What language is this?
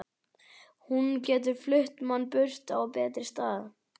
Icelandic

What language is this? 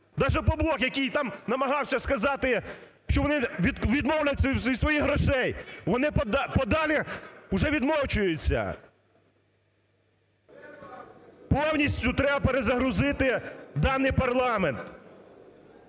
Ukrainian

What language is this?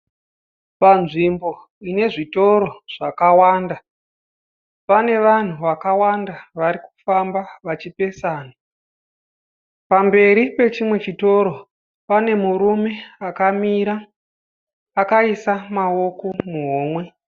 Shona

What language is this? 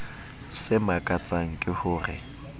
Southern Sotho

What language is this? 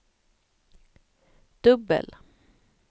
Swedish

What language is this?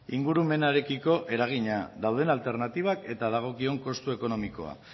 Basque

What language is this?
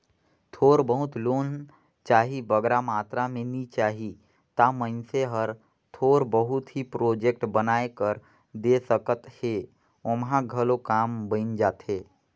Chhattisgarhi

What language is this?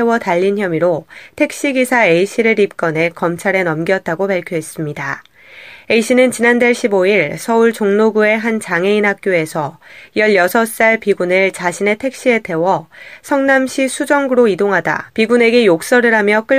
Korean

